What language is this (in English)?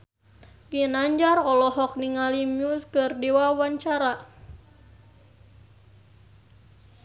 Sundanese